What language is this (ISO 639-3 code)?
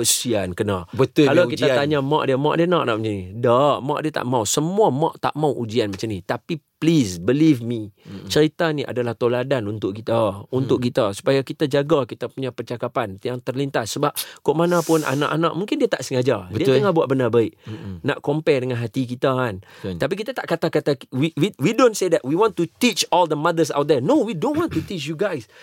msa